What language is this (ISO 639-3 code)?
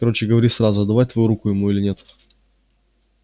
rus